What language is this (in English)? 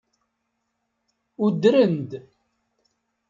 Kabyle